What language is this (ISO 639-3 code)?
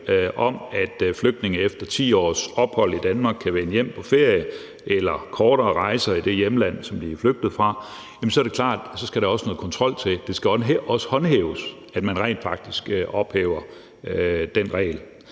dan